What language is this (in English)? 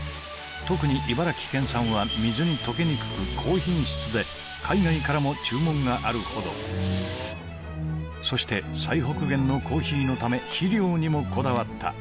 Japanese